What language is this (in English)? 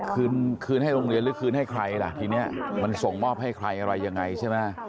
Thai